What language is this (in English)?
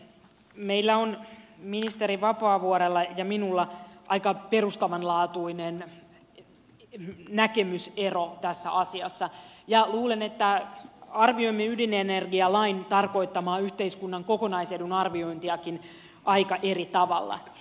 Finnish